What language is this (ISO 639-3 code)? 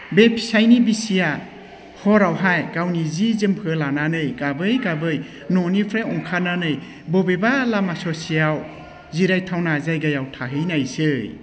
brx